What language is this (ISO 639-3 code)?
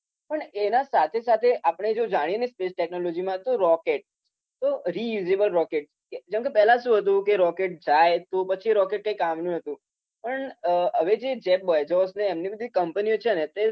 guj